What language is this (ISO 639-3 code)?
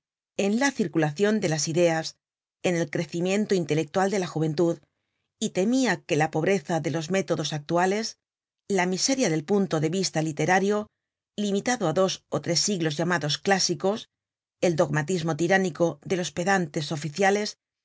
spa